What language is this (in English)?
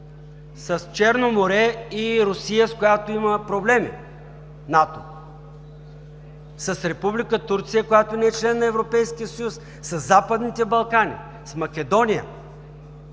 Bulgarian